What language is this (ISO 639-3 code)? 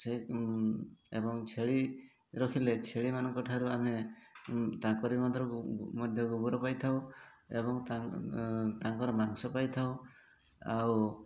ori